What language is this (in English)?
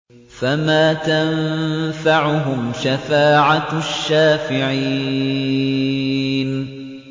Arabic